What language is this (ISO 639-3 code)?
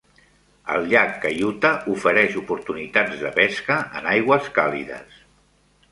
cat